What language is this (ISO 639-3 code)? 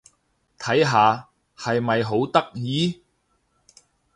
yue